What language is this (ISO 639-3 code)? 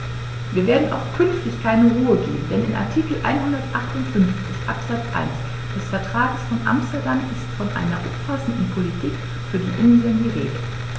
deu